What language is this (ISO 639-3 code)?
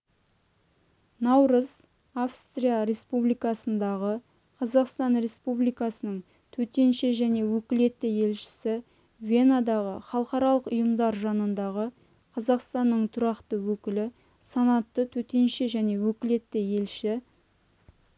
kaz